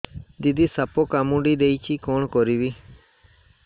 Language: Odia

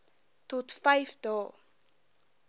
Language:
Afrikaans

